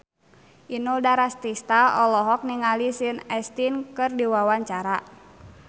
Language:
Sundanese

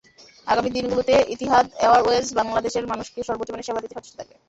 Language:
Bangla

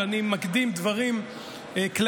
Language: Hebrew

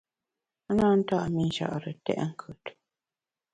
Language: Bamun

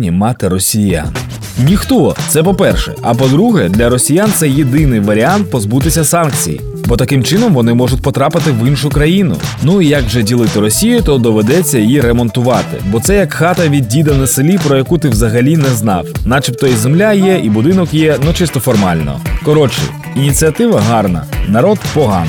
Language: Ukrainian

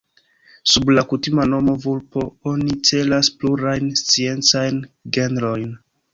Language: Esperanto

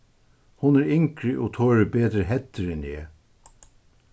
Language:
Faroese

